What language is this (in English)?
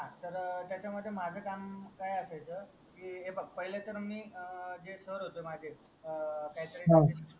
Marathi